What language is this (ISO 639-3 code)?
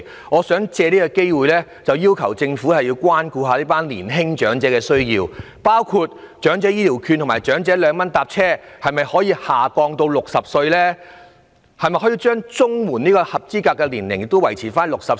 yue